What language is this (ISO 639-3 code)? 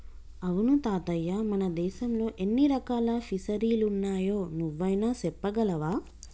tel